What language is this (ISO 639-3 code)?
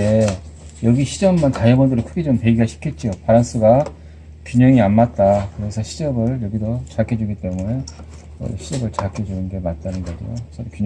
kor